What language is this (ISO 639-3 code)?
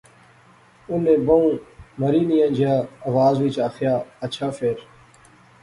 phr